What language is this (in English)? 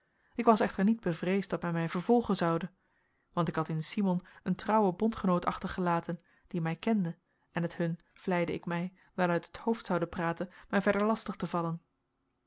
Dutch